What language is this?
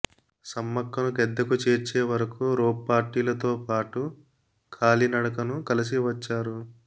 Telugu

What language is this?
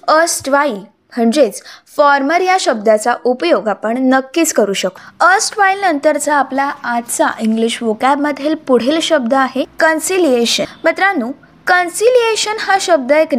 Marathi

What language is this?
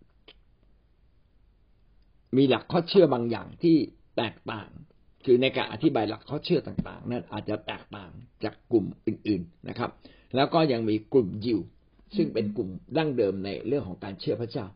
Thai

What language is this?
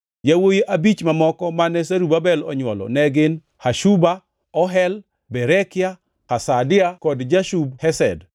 Luo (Kenya and Tanzania)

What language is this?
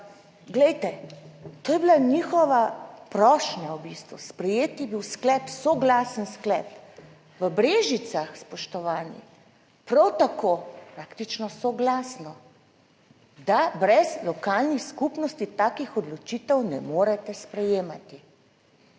Slovenian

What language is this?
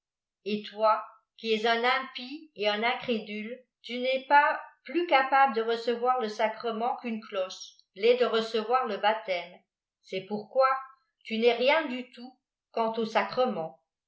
French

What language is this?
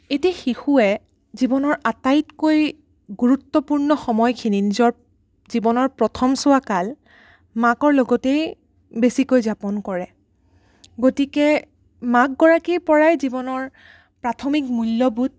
Assamese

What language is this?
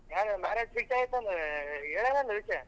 Kannada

